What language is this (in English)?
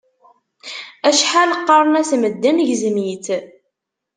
Kabyle